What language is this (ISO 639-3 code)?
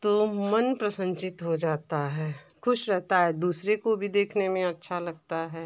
hin